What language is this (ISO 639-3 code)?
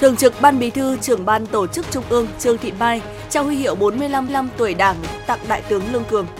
vie